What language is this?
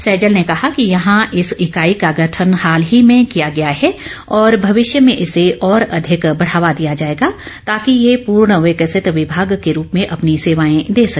Hindi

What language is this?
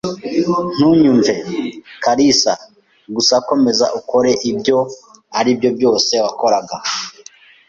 Kinyarwanda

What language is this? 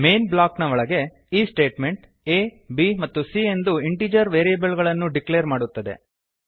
Kannada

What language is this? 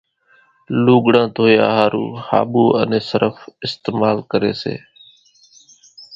Kachi Koli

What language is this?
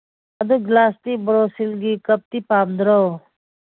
Manipuri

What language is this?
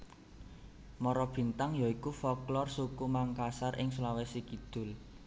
Javanese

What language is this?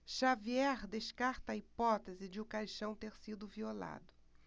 Portuguese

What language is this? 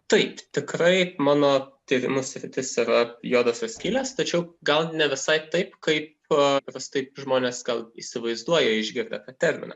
Lithuanian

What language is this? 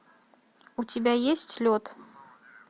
Russian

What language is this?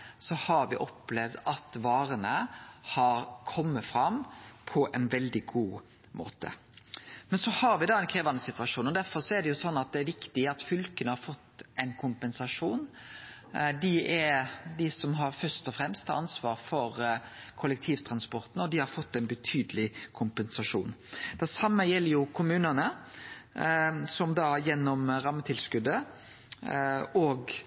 Norwegian Nynorsk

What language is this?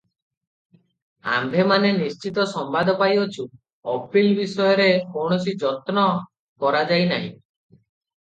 Odia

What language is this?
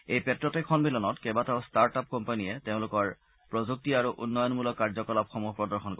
Assamese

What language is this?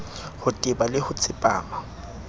Southern Sotho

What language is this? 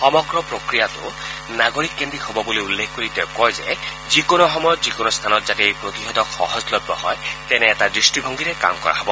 Assamese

